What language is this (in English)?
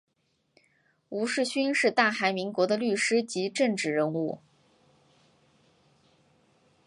Chinese